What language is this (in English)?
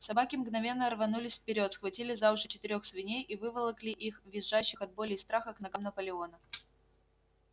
Russian